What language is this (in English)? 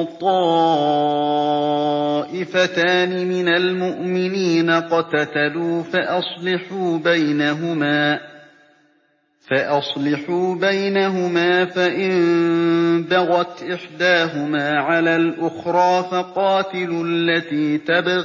Arabic